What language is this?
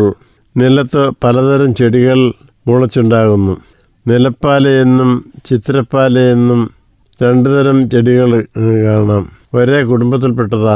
Malayalam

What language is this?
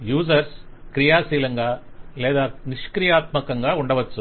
Telugu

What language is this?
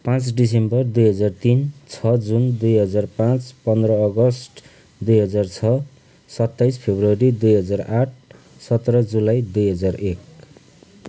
Nepali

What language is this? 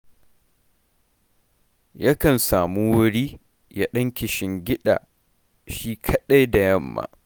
Hausa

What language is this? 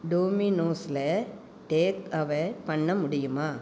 Tamil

